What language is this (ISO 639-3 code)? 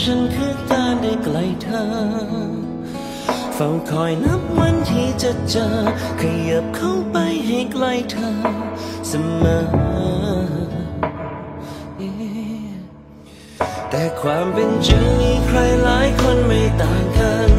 tha